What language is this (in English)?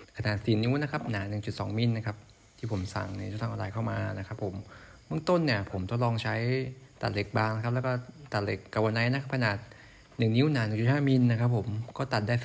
Thai